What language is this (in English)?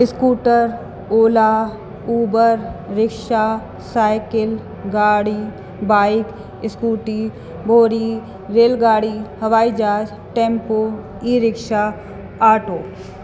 Sindhi